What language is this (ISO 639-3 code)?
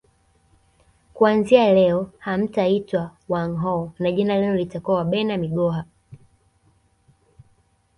swa